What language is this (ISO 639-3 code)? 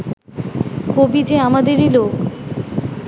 ben